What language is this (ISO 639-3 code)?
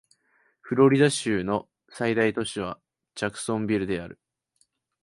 jpn